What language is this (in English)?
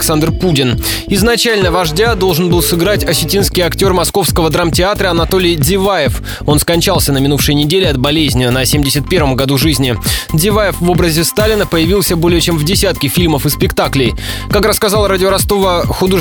Russian